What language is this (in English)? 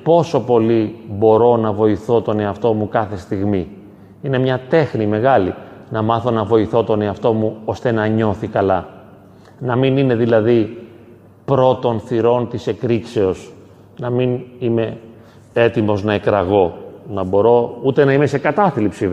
Greek